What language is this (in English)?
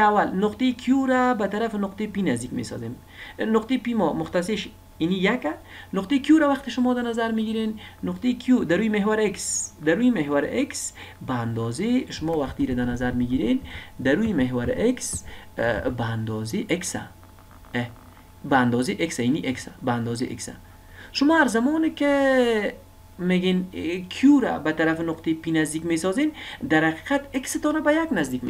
Persian